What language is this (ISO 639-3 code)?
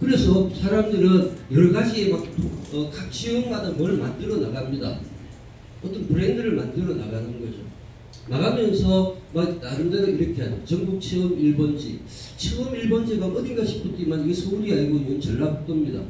kor